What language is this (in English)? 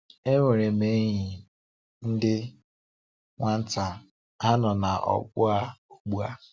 Igbo